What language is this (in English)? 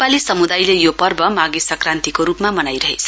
Nepali